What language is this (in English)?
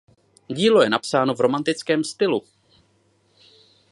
Czech